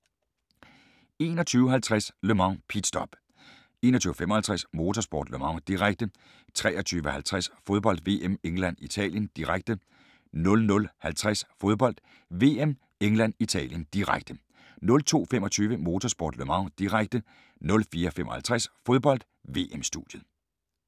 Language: Danish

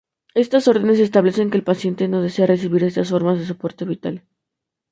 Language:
Spanish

